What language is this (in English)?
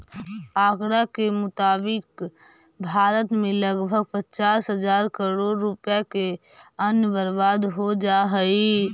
Magahi